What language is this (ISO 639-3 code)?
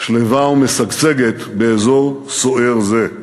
heb